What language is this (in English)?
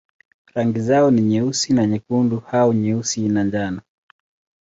Swahili